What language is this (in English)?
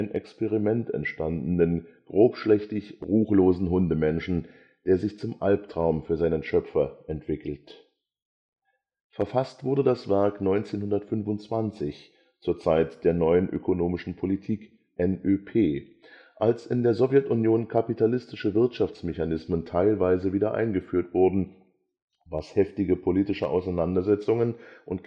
German